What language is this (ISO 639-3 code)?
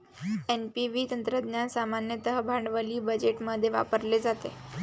mar